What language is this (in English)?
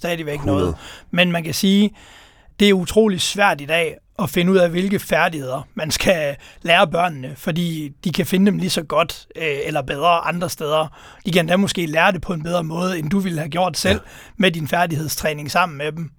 Danish